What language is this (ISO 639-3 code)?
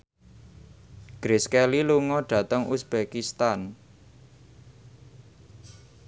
jav